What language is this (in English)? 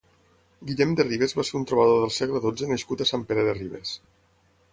Catalan